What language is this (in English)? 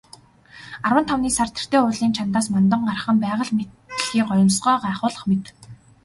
Mongolian